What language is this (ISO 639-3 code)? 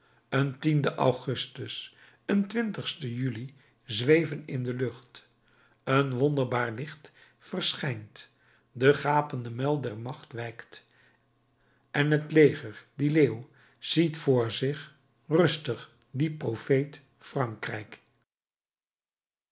nld